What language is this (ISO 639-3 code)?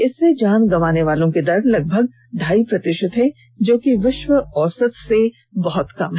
hin